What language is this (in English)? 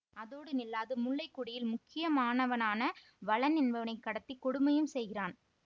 Tamil